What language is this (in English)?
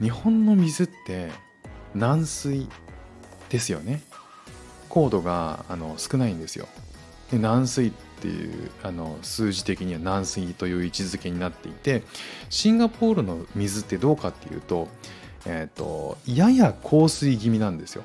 Japanese